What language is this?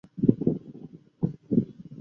Chinese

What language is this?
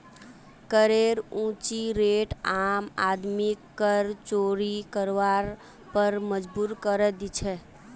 Magahi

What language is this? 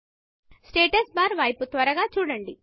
Telugu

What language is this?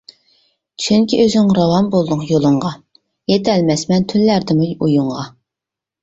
Uyghur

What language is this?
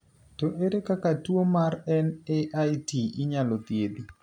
Luo (Kenya and Tanzania)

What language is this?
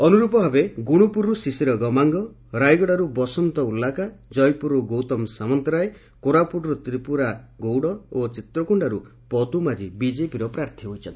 Odia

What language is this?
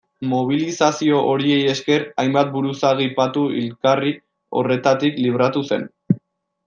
Basque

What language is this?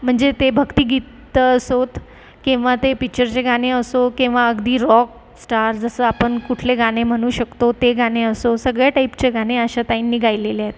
Marathi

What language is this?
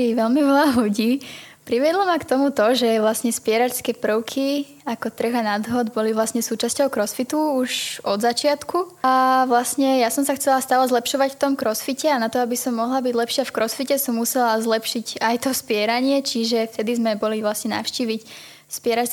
Slovak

